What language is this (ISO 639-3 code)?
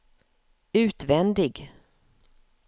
swe